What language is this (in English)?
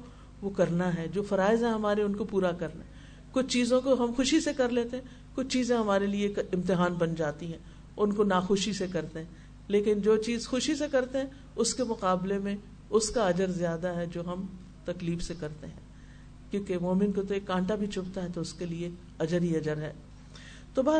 Urdu